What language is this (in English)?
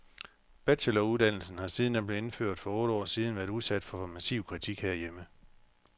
Danish